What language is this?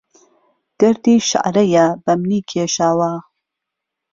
Central Kurdish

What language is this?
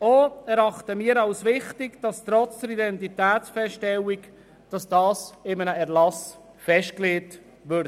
Swiss German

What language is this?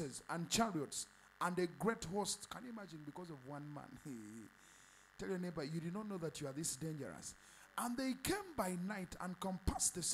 English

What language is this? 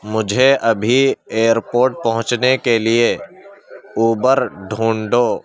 Urdu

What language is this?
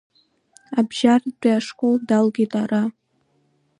Abkhazian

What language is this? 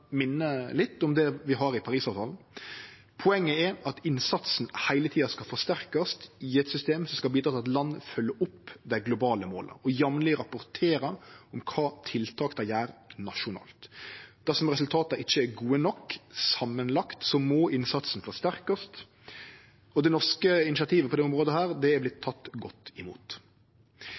Norwegian Nynorsk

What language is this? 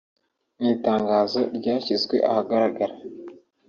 Kinyarwanda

